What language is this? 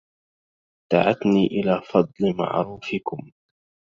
Arabic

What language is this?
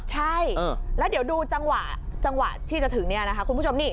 Thai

